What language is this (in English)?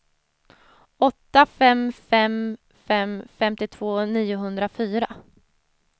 Swedish